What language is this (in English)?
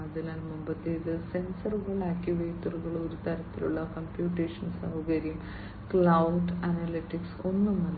Malayalam